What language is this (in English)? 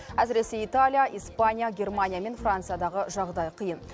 Kazakh